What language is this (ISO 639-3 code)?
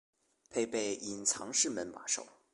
zho